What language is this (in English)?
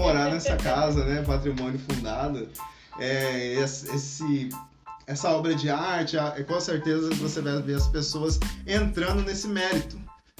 Portuguese